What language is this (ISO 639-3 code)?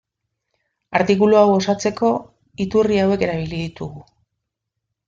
eus